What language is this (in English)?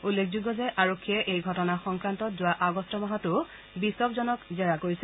Assamese